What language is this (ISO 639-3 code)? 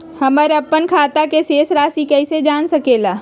mag